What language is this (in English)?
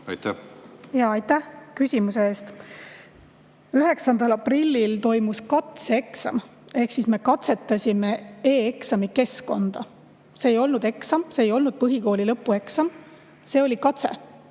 Estonian